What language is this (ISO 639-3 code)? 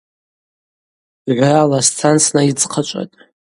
abq